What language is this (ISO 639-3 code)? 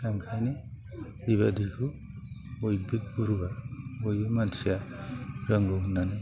brx